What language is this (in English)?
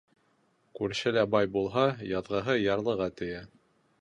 Bashkir